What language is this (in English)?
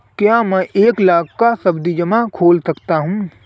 Hindi